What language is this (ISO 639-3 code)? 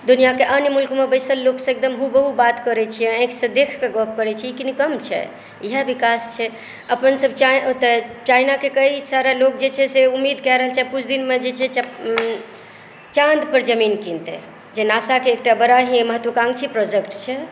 mai